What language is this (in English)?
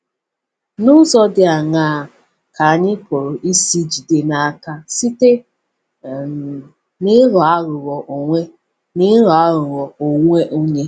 Igbo